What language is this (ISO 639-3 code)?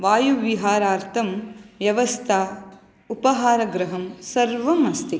san